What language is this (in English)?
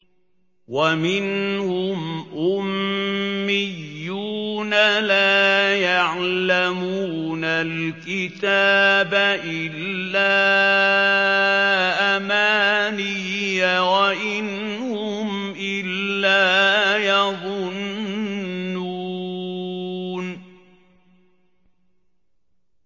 Arabic